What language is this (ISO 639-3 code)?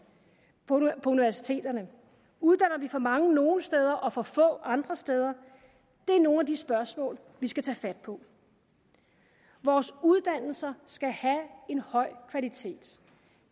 dan